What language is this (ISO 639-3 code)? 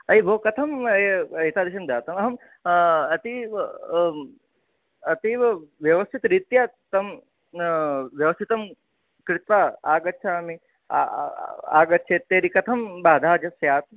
san